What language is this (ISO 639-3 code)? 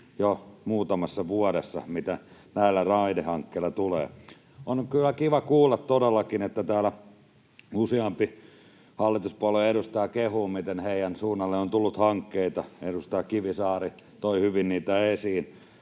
fin